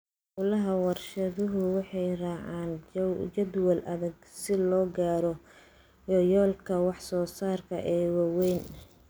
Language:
Somali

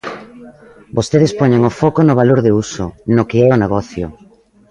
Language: Galician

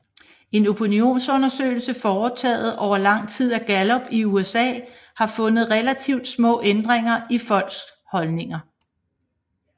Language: Danish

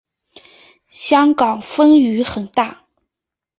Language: Chinese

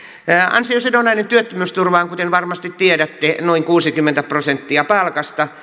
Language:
Finnish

